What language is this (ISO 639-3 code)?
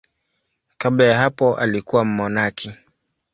swa